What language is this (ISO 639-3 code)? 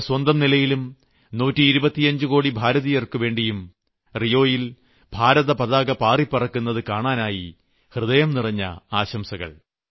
mal